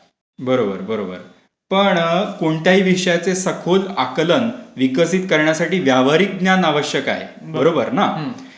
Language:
Marathi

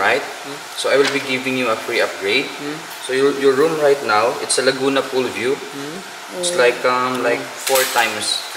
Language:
Korean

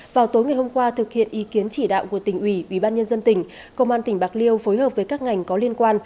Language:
Vietnamese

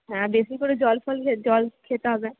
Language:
Bangla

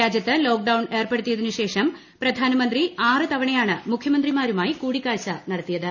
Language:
Malayalam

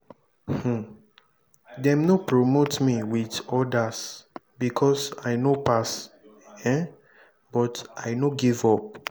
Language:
Nigerian Pidgin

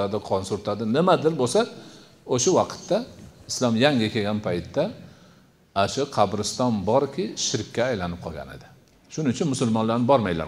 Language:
Turkish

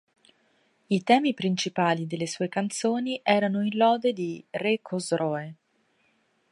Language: Italian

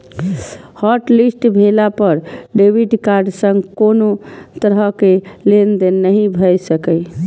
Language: Maithili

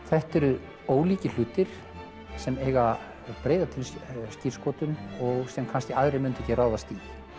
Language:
Icelandic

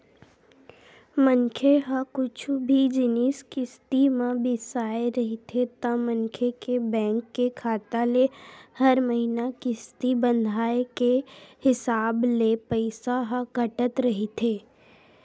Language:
Chhattisgarhi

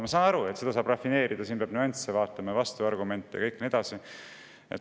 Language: Estonian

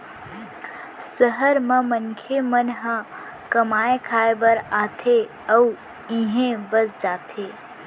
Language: Chhattisgarhi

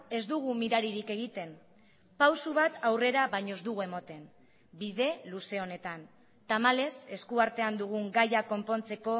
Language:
Basque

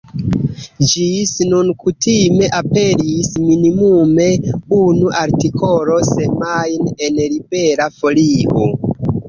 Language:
Esperanto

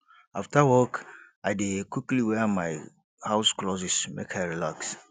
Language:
Nigerian Pidgin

